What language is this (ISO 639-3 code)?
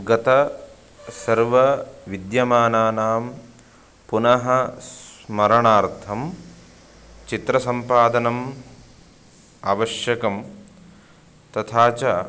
san